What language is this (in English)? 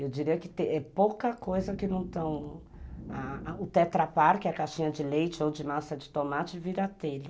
Portuguese